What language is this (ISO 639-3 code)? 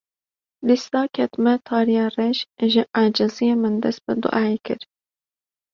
kur